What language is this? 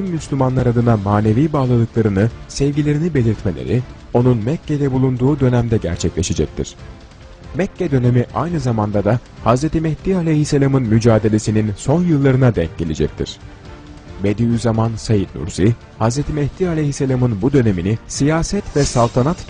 Turkish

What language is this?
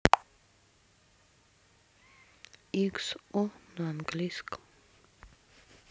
Russian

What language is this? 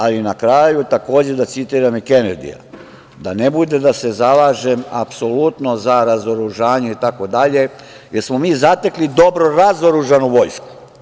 Serbian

